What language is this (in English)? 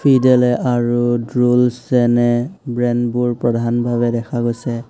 Assamese